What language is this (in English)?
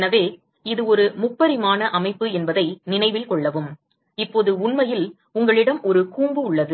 Tamil